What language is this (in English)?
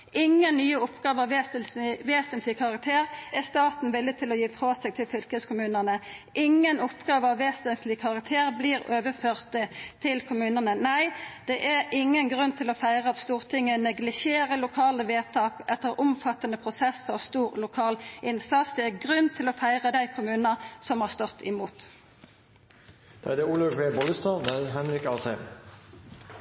Norwegian Nynorsk